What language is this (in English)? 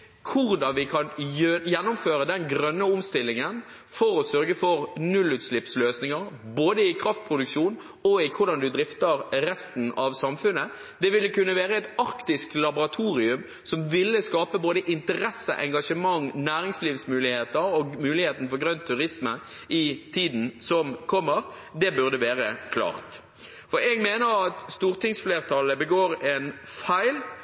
Norwegian Bokmål